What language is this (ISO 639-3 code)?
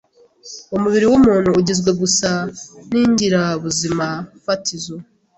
kin